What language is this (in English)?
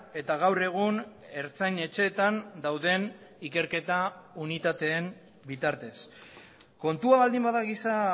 Basque